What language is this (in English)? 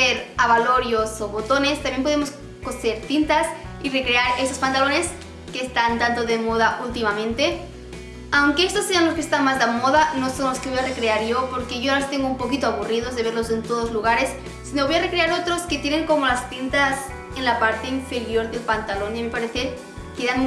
Spanish